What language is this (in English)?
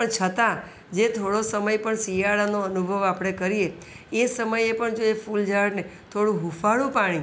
Gujarati